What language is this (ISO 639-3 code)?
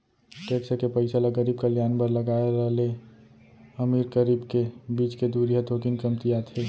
hne